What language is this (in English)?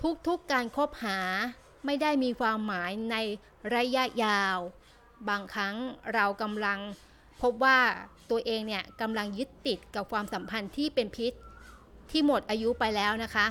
Thai